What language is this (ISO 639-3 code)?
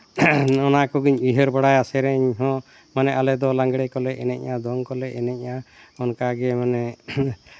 sat